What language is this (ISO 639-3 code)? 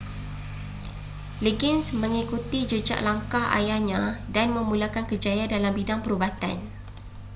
msa